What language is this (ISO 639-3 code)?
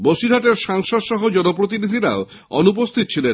ben